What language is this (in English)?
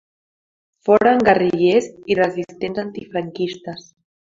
Catalan